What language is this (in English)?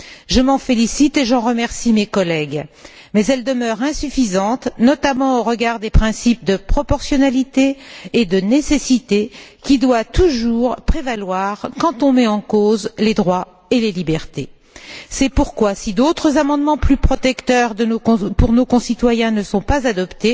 French